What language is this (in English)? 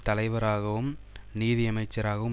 Tamil